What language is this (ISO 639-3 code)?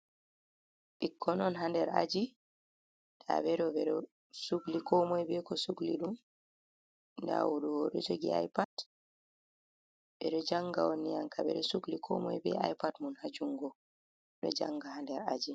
ful